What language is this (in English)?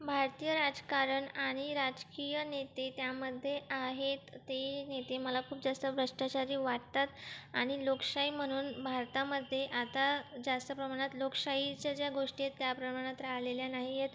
Marathi